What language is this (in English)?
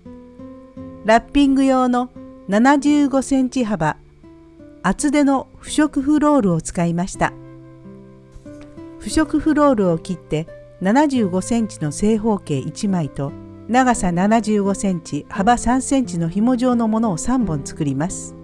Japanese